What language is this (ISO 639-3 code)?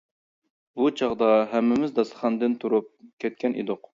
uig